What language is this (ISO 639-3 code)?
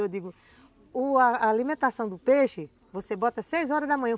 por